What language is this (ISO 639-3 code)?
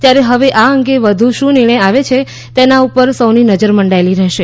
guj